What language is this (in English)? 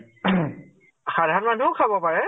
Assamese